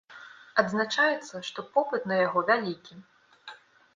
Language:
Belarusian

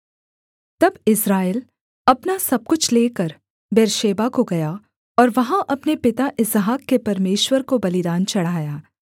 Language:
Hindi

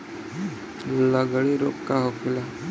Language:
Bhojpuri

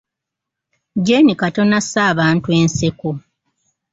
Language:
Ganda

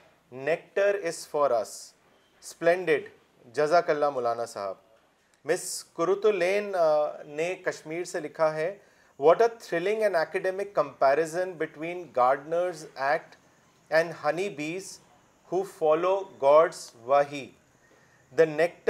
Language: Urdu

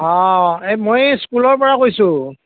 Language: Assamese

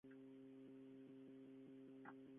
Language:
Catalan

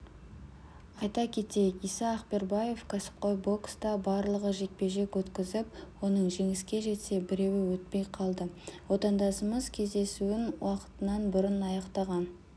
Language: Kazakh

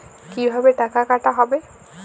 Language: Bangla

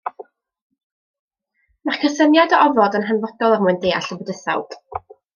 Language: Welsh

